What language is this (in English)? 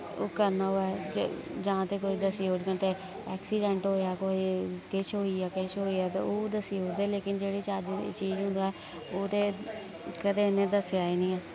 Dogri